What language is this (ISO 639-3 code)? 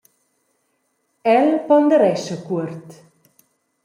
roh